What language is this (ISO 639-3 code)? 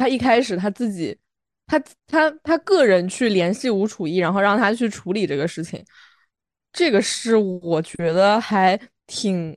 zho